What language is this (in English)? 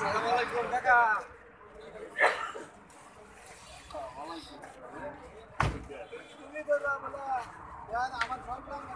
Turkish